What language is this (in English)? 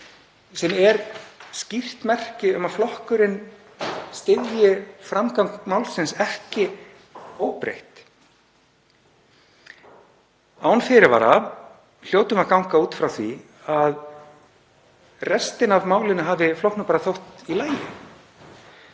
Icelandic